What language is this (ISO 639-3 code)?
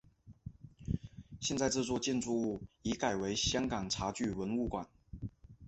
zho